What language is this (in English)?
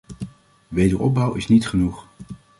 Dutch